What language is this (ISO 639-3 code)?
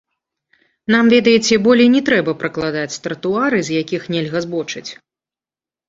bel